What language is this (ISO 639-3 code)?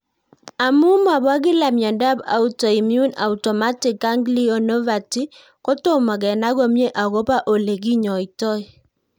kln